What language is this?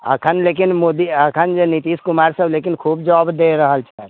Maithili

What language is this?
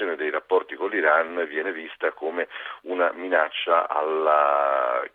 Italian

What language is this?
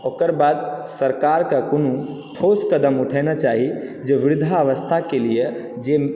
Maithili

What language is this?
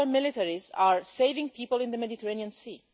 English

